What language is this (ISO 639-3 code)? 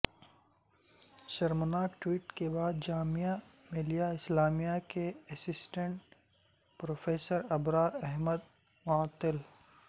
urd